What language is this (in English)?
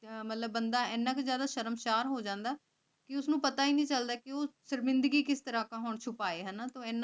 Punjabi